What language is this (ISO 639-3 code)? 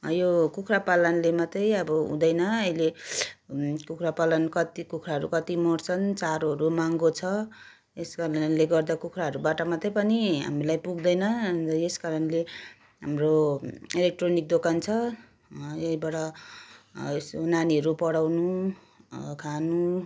nep